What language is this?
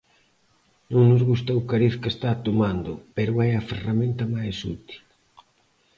Galician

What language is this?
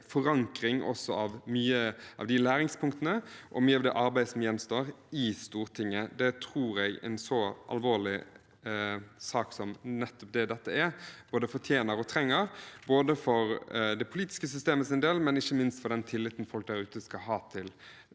Norwegian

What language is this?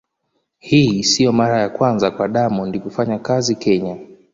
Swahili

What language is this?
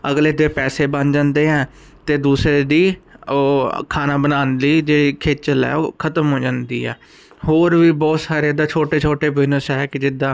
Punjabi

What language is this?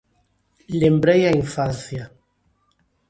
Galician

